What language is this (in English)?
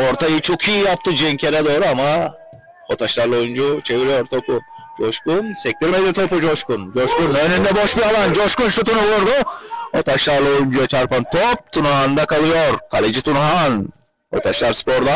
Turkish